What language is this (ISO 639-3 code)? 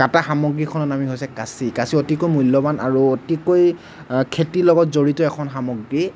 asm